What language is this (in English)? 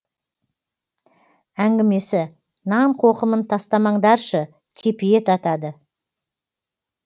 Kazakh